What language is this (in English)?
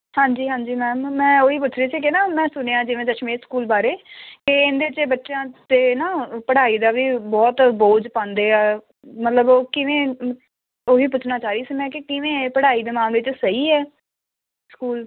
Punjabi